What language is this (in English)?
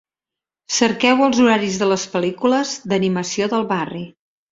Catalan